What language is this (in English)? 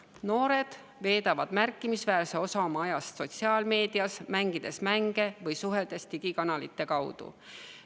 Estonian